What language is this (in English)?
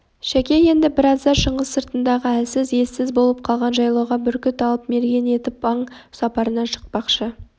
Kazakh